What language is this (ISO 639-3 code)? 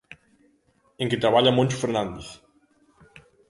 glg